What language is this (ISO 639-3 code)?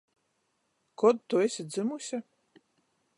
ltg